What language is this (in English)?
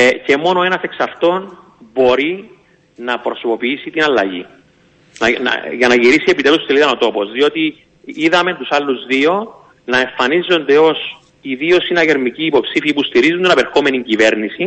Greek